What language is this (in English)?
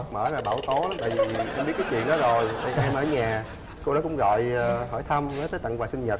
Vietnamese